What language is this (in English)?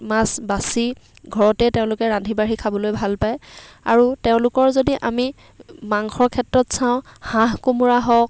Assamese